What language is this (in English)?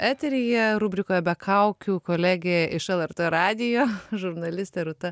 Lithuanian